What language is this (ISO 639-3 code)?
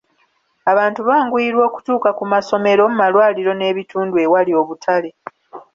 lug